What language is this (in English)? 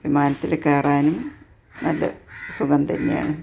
Malayalam